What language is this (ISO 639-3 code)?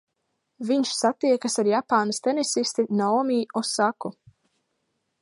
lav